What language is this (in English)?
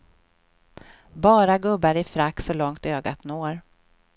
Swedish